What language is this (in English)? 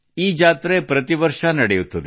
Kannada